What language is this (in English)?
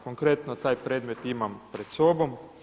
Croatian